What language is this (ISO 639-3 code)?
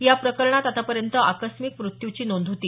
mar